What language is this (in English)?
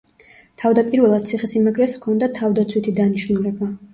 Georgian